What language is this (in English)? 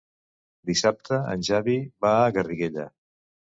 Catalan